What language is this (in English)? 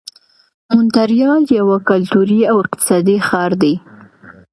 Pashto